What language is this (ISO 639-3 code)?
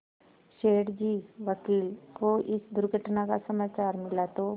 hin